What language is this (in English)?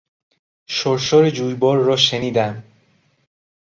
Persian